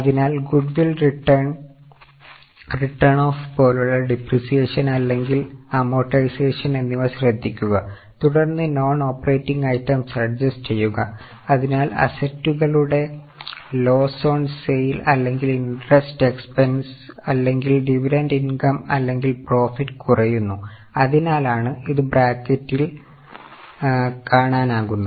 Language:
Malayalam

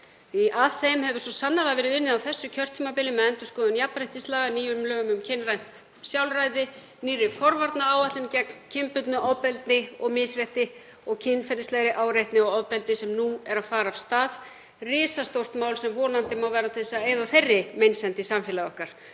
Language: Icelandic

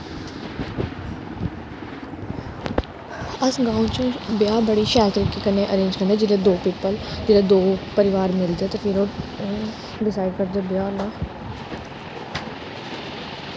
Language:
Dogri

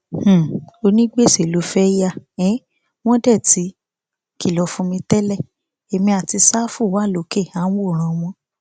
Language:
Yoruba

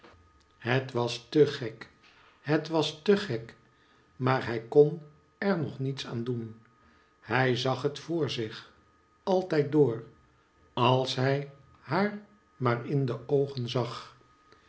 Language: Dutch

